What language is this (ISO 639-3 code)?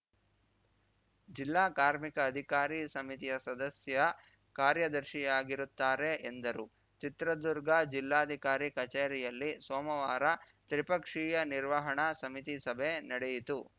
kan